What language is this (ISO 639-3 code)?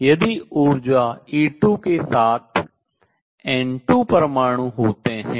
hin